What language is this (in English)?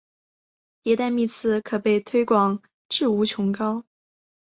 Chinese